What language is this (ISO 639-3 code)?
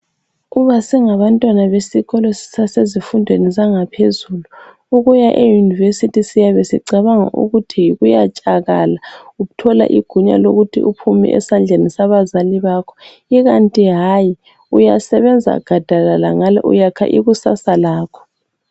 nde